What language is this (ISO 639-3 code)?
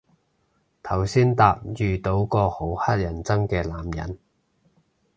yue